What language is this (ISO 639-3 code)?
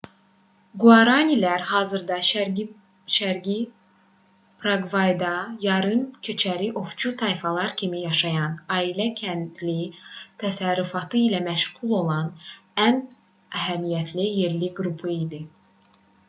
aze